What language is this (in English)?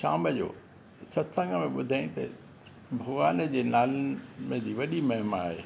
Sindhi